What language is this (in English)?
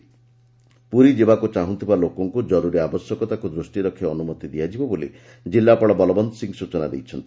Odia